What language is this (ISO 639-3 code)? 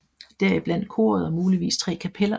dan